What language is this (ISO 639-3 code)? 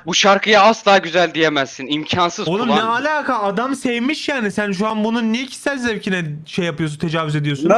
tur